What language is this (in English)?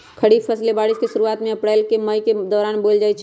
Magahi